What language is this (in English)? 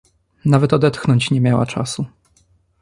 Polish